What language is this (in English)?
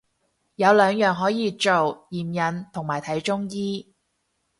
Cantonese